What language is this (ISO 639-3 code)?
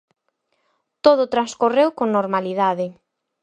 glg